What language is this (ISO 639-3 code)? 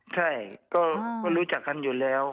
tha